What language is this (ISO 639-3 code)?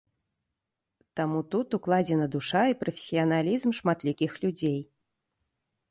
bel